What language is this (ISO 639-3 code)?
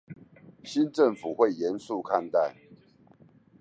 zho